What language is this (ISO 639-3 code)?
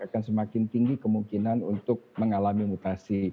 ind